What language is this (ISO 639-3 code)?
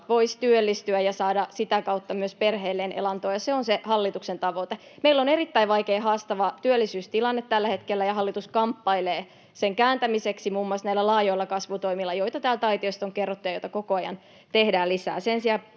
fin